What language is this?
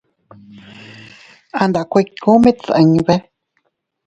Teutila Cuicatec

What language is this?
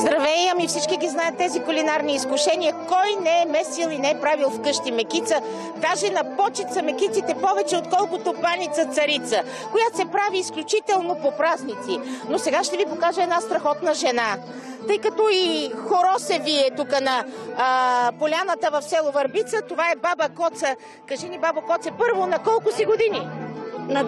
Bulgarian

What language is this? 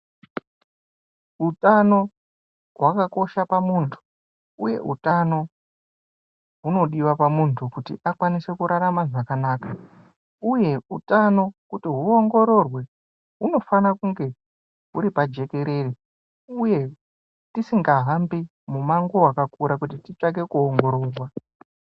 Ndau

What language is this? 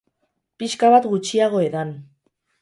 Basque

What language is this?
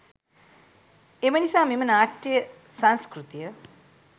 Sinhala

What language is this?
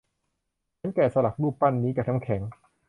Thai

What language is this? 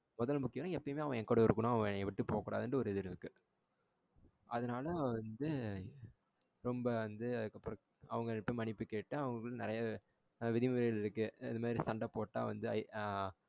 Tamil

